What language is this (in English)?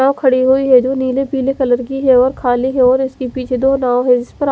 Hindi